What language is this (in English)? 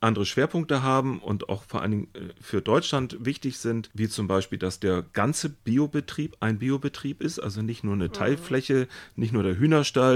German